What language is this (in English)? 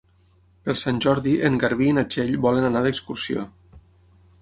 Catalan